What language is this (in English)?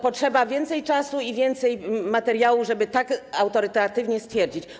Polish